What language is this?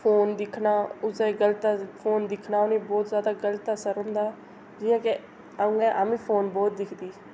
Dogri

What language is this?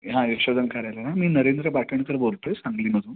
Marathi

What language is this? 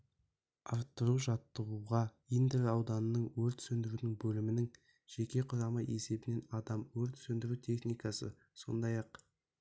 Kazakh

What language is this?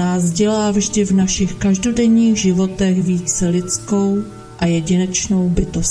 Czech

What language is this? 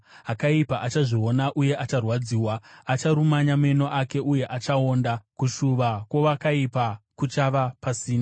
Shona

